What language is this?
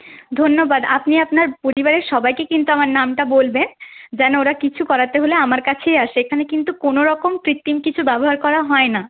Bangla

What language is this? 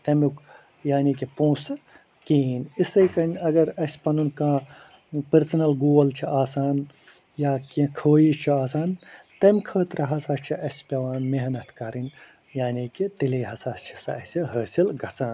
Kashmiri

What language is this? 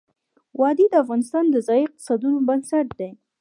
Pashto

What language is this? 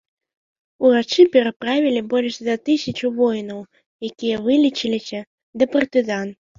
Belarusian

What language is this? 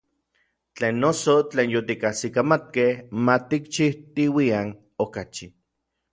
Orizaba Nahuatl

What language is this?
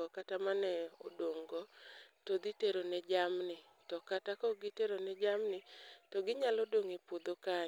Luo (Kenya and Tanzania)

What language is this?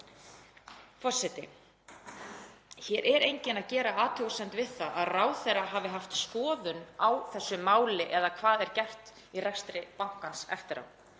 Icelandic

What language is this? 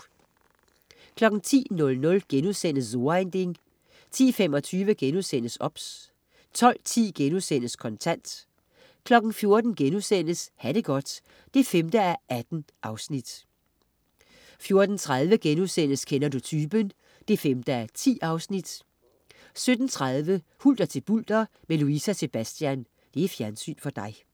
Danish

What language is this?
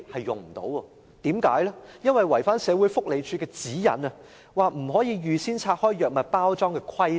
Cantonese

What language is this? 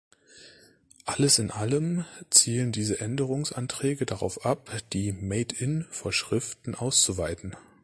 German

